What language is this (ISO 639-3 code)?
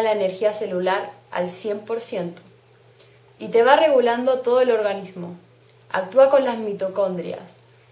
spa